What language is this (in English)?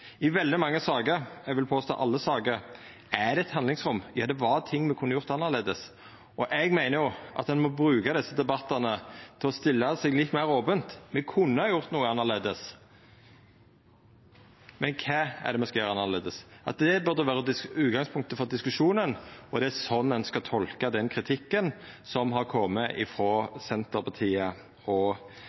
Norwegian Nynorsk